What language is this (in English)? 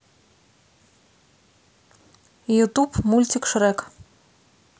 Russian